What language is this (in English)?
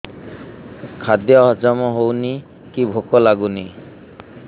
Odia